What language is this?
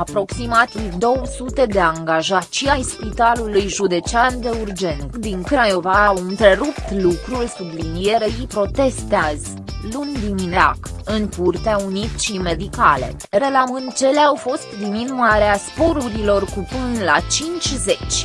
Romanian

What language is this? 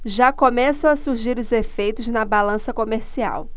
Portuguese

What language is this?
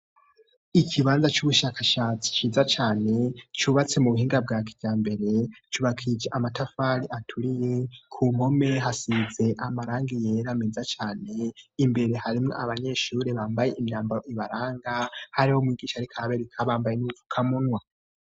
Rundi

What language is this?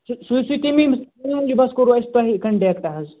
Kashmiri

